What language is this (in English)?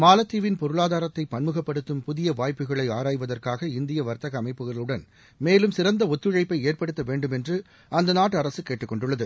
Tamil